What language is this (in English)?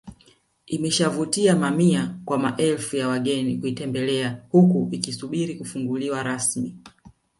Swahili